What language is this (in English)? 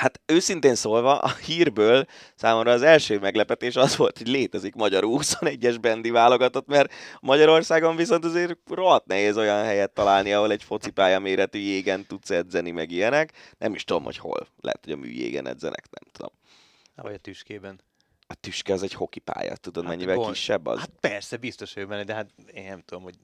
Hungarian